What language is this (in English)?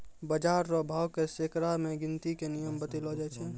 Maithili